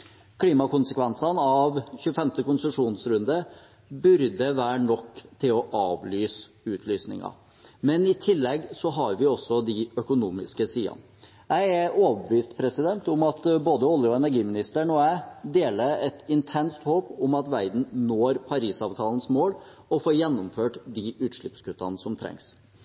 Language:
Norwegian Bokmål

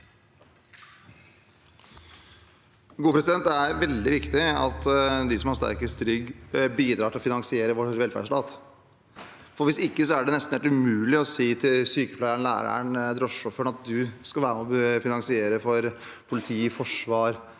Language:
Norwegian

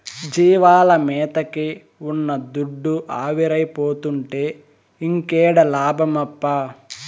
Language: Telugu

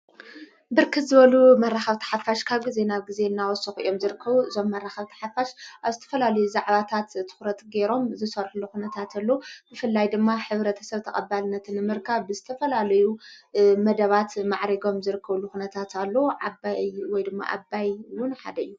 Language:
Tigrinya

